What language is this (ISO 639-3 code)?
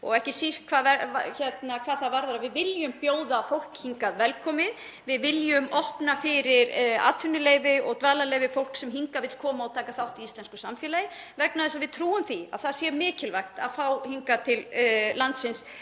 isl